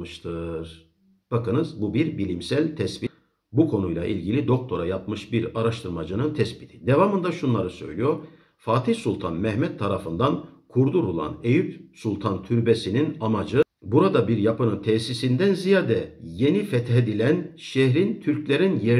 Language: Turkish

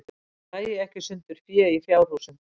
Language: Icelandic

